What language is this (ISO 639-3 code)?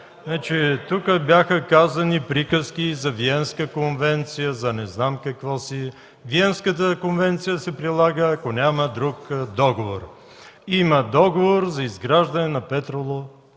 bul